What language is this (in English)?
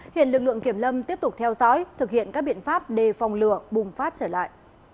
Vietnamese